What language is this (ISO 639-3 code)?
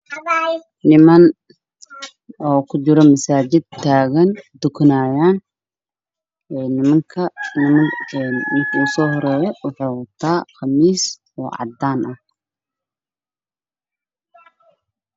som